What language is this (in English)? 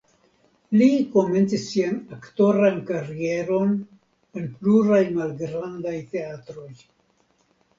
Esperanto